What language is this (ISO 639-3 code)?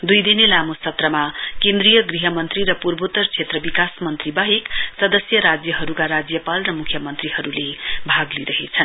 nep